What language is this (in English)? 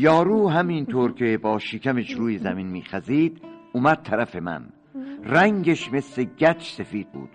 Persian